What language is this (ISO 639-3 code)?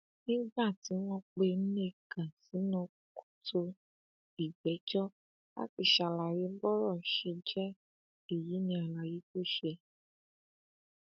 yor